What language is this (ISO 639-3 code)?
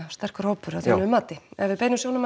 isl